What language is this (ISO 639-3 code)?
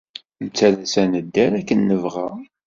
kab